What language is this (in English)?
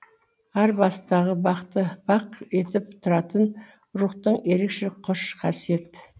Kazakh